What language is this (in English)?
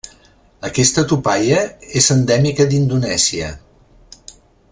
Catalan